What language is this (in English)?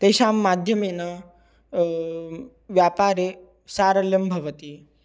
Sanskrit